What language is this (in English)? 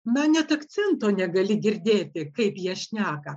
Lithuanian